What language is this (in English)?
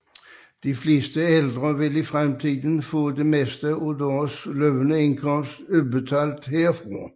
Danish